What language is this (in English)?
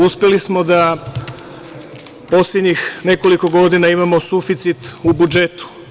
Serbian